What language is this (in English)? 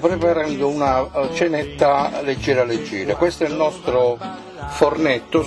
Italian